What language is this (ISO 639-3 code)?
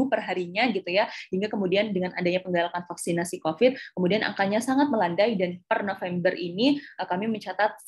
ind